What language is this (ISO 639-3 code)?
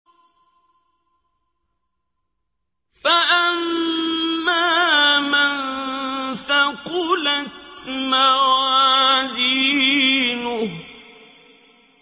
ara